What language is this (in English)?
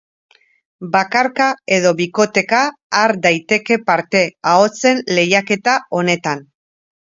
Basque